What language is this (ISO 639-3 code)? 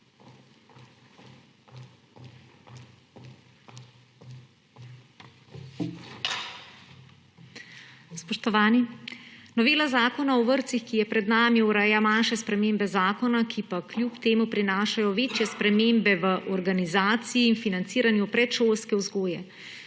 slv